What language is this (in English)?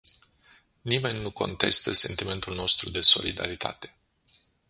Romanian